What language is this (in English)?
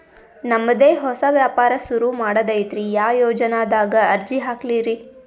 Kannada